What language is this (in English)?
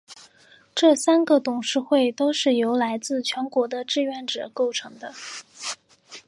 Chinese